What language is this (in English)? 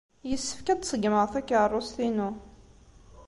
Kabyle